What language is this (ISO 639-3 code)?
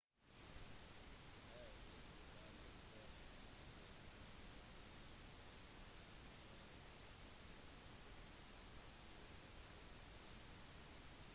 nob